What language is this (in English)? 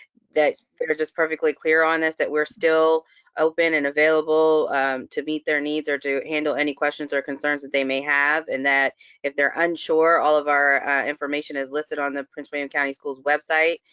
English